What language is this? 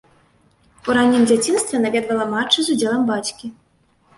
Belarusian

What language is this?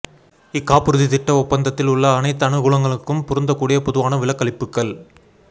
Tamil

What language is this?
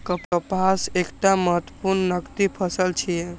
Maithili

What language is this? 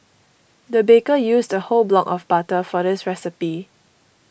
English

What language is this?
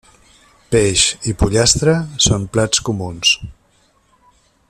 Catalan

